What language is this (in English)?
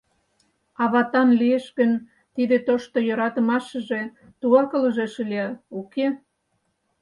Mari